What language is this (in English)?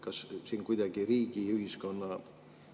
Estonian